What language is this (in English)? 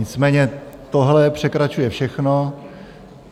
Czech